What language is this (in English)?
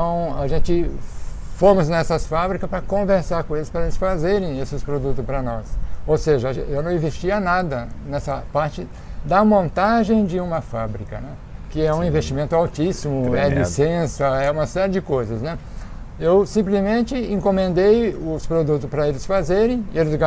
Portuguese